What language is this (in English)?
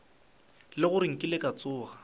Northern Sotho